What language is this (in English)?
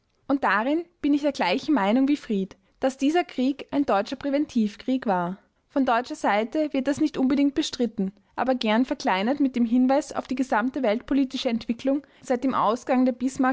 German